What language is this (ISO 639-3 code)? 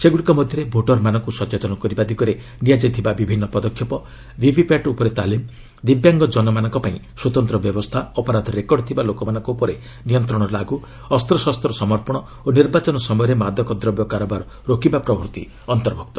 ori